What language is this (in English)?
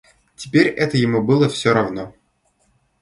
Russian